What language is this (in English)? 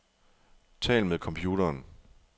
Danish